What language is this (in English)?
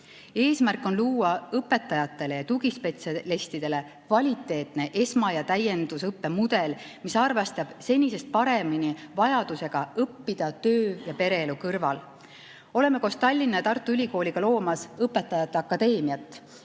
Estonian